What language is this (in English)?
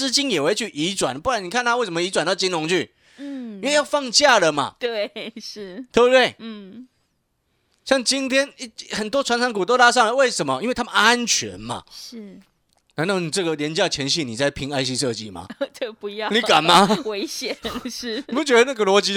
Chinese